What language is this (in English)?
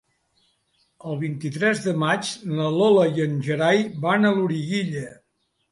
Catalan